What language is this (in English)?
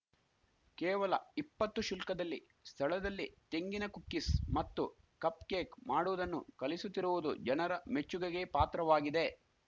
Kannada